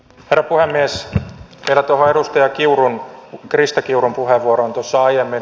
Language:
Finnish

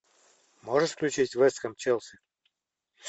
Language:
Russian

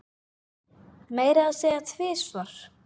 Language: Icelandic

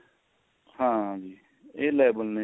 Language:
Punjabi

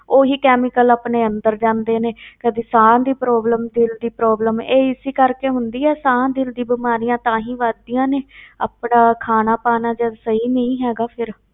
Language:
Punjabi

